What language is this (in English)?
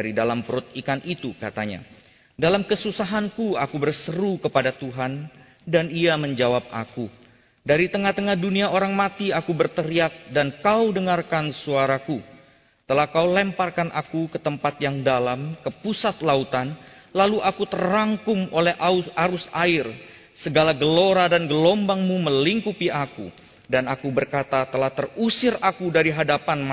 Indonesian